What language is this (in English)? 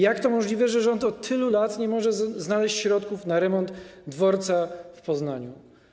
Polish